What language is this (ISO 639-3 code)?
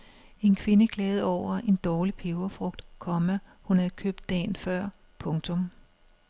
dan